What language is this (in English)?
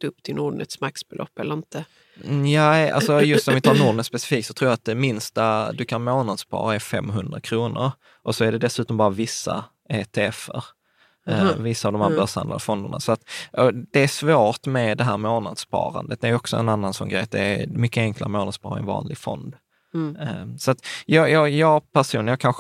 Swedish